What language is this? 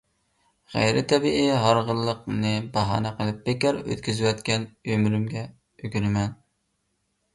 Uyghur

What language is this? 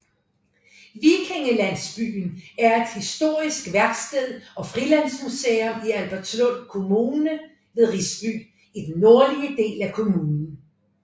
Danish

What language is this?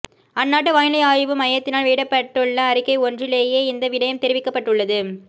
Tamil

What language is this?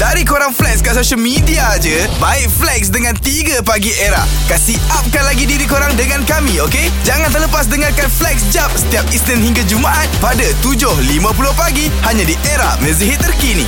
Malay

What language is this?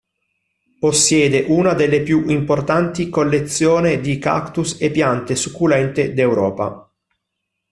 Italian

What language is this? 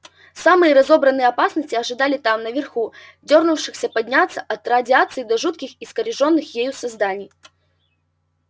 Russian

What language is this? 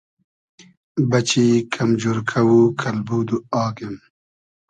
Hazaragi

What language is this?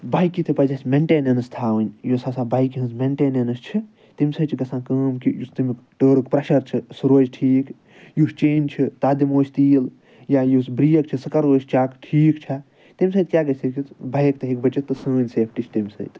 Kashmiri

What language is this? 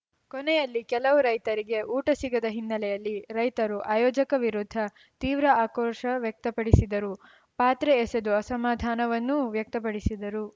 Kannada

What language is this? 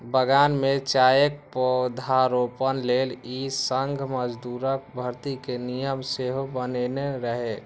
Maithili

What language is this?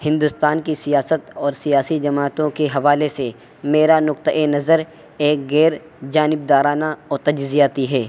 Urdu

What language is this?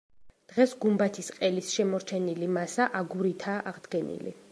Georgian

